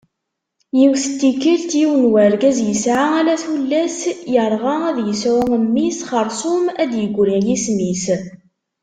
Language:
Kabyle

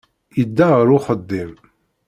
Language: Kabyle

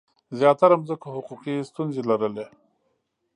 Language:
Pashto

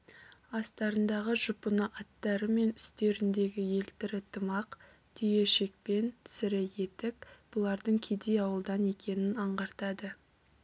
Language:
Kazakh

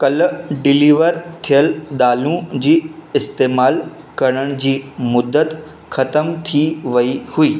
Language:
Sindhi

